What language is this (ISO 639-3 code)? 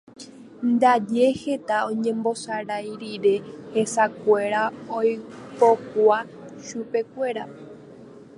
grn